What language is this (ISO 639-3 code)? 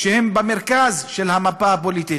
heb